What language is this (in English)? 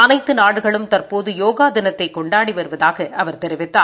Tamil